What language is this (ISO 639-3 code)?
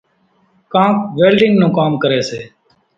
gjk